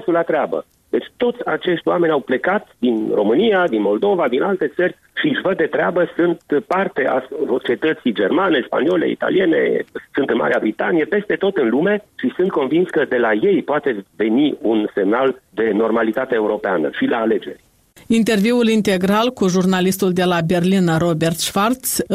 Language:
Romanian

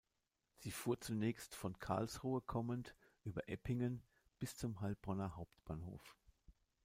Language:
German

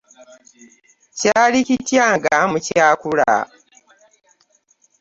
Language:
Ganda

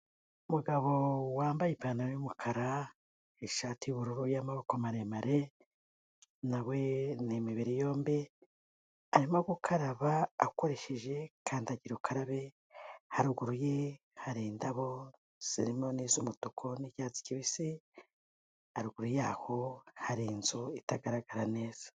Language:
Kinyarwanda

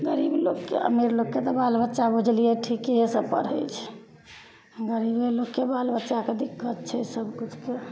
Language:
Maithili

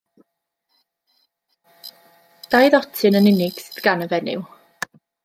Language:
Welsh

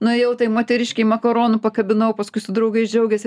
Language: Lithuanian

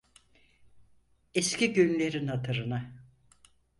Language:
Turkish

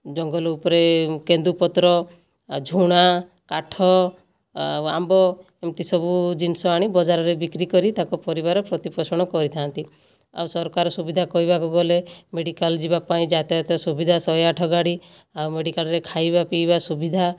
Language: Odia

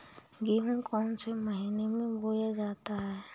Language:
Hindi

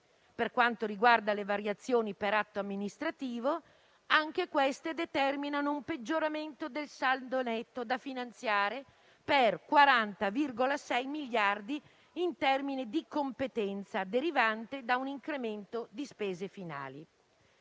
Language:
Italian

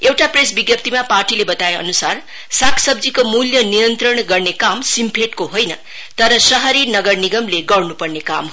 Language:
Nepali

